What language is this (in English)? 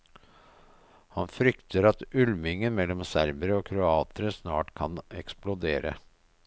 Norwegian